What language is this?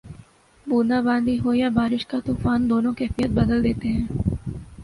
Urdu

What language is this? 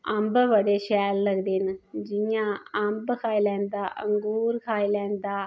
Dogri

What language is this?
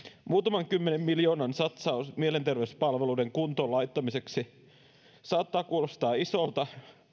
Finnish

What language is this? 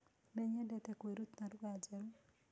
Kikuyu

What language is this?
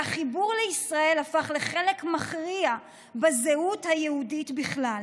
Hebrew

